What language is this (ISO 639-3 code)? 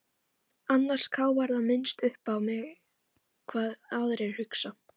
isl